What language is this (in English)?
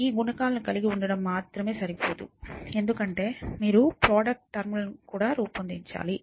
Telugu